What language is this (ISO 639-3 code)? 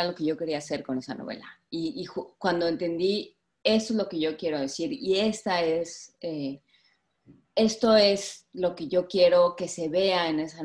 spa